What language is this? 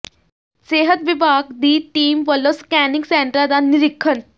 Punjabi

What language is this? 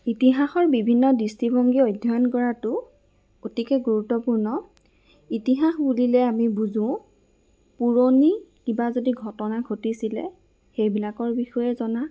Assamese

